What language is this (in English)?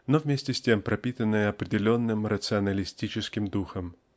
Russian